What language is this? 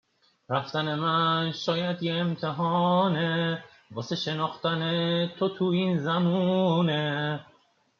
Persian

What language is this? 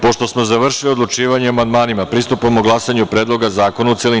Serbian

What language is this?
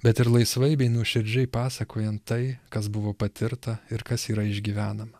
Lithuanian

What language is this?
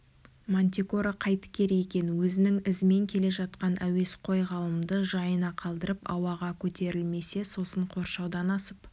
Kazakh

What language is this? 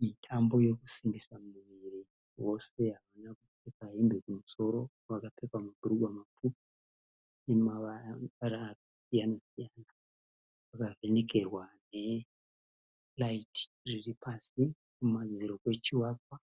Shona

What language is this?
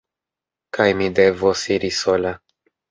Esperanto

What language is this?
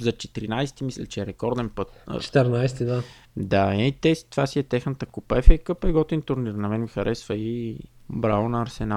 Bulgarian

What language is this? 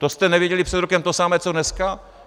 Czech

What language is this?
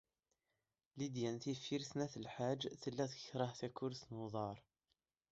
Kabyle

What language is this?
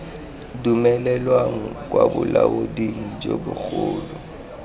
Tswana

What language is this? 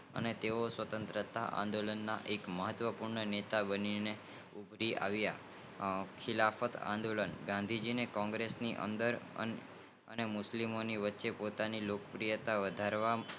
Gujarati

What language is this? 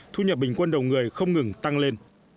Vietnamese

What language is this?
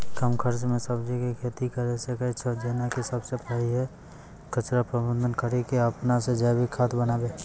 Maithili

